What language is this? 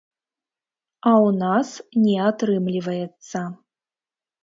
Belarusian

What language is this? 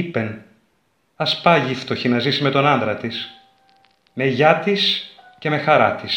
Greek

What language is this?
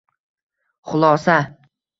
Uzbek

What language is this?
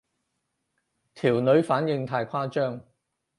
Cantonese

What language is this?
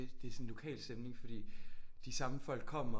Danish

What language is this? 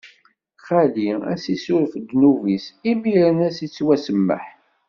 Kabyle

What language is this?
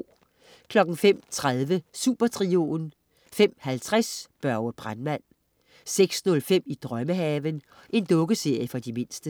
Danish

